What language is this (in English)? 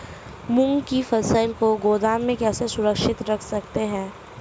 Hindi